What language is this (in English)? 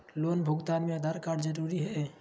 Magahi